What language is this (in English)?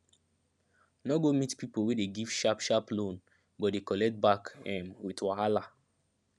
Nigerian Pidgin